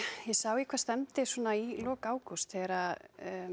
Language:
Icelandic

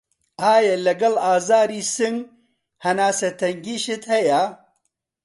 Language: Central Kurdish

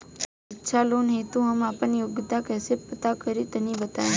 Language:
Bhojpuri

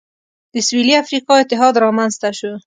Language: Pashto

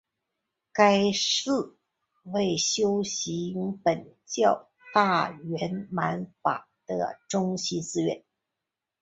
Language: Chinese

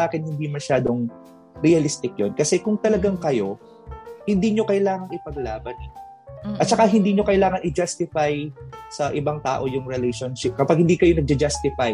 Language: Filipino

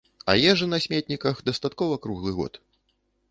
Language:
Belarusian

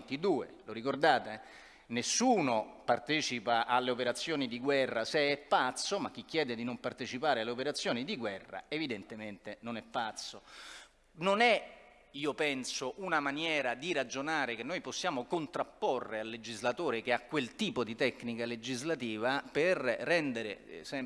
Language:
Italian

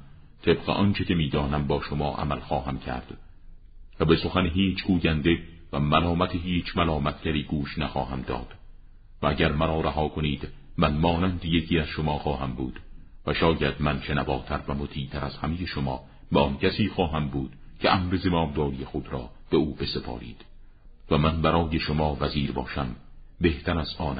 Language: Persian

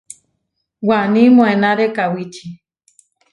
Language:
Huarijio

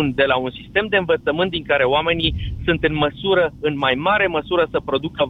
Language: Romanian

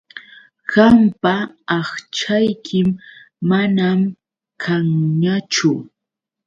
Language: Yauyos Quechua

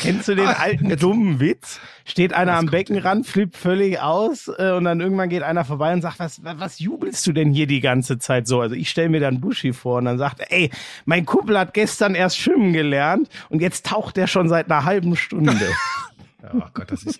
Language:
German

